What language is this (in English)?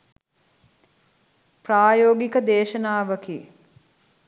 Sinhala